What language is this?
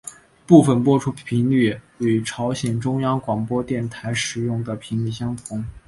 Chinese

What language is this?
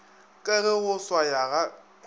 Northern Sotho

